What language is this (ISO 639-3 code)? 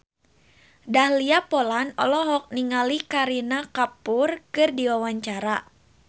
sun